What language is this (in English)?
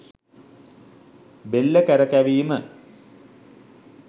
Sinhala